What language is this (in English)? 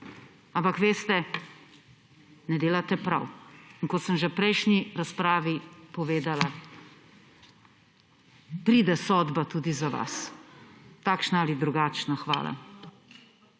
Slovenian